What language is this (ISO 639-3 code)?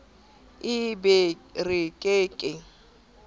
sot